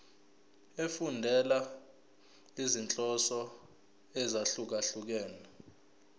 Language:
Zulu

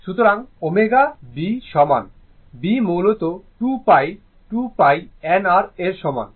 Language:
Bangla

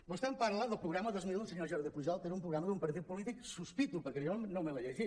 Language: Catalan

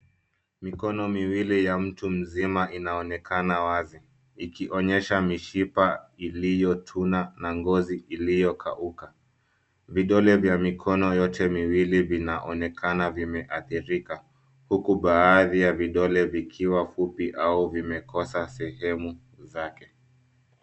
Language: Swahili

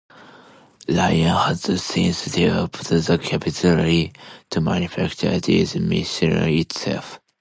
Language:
English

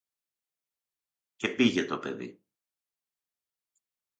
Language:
Greek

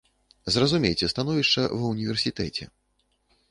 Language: Belarusian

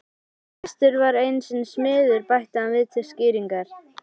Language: Icelandic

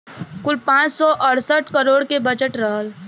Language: Bhojpuri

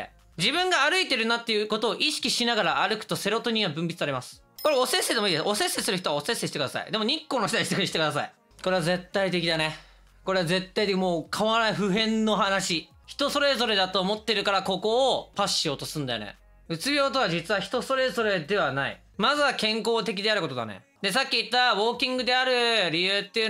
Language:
Japanese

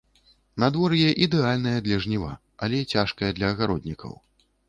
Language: Belarusian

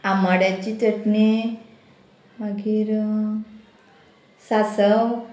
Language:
Konkani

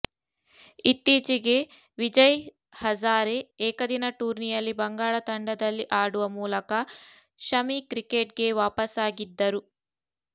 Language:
Kannada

